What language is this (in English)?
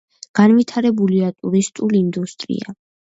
Georgian